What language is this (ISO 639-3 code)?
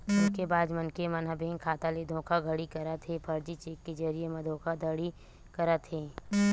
hne